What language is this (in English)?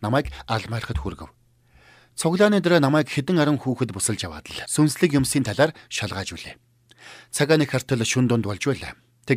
Turkish